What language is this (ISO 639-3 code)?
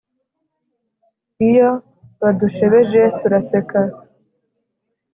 kin